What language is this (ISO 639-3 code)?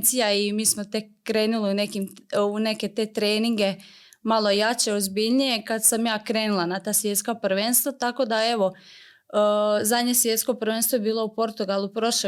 hrv